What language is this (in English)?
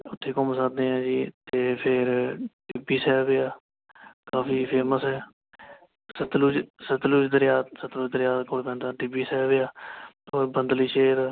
Punjabi